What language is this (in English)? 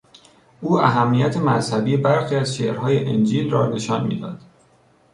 Persian